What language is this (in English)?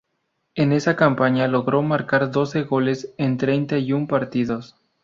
Spanish